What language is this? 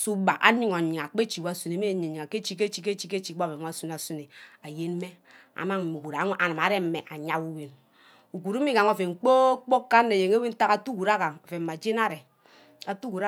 Ubaghara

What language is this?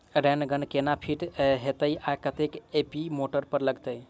Maithili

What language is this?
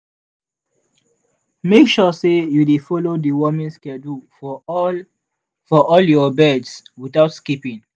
Nigerian Pidgin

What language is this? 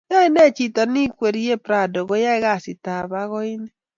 Kalenjin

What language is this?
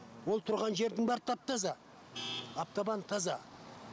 Kazakh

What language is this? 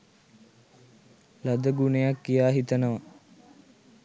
Sinhala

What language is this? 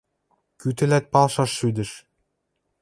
Western Mari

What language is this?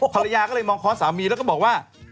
Thai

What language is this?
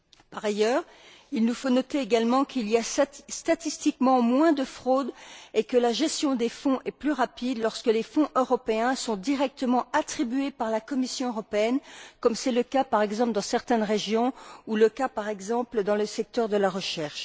French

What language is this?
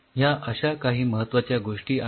Marathi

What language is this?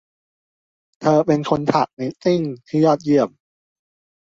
Thai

